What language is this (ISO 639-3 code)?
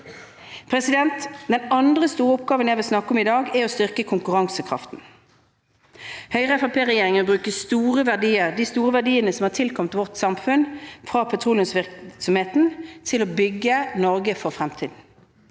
nor